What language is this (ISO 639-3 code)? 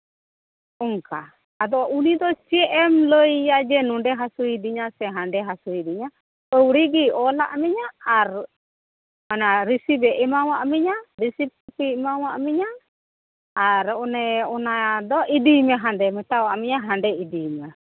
sat